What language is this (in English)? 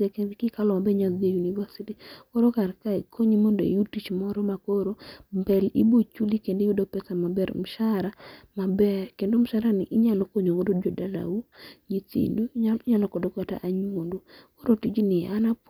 Luo (Kenya and Tanzania)